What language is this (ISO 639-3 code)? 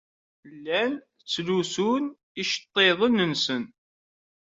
kab